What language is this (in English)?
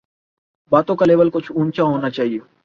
Urdu